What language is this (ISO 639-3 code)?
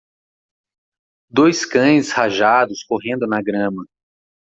por